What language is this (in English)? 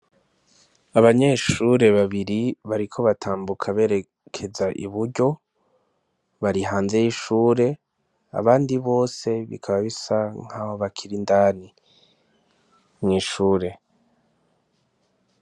Rundi